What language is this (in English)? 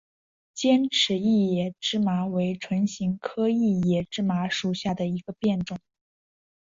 Chinese